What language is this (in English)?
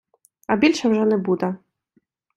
Ukrainian